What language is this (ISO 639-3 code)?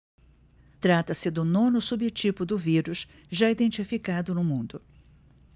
por